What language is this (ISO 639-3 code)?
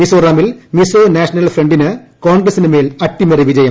mal